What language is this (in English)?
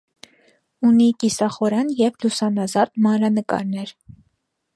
Armenian